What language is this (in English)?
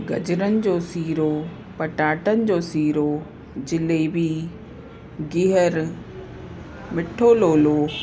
Sindhi